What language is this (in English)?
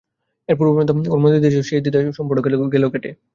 Bangla